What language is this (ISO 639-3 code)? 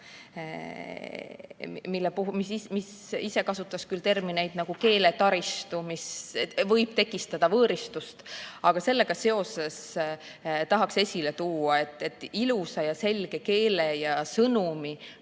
est